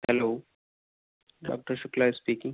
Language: Urdu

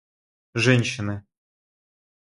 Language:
Russian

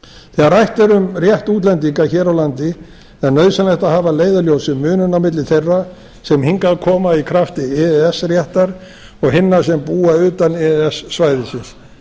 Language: Icelandic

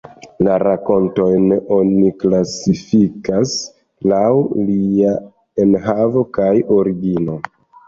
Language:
Esperanto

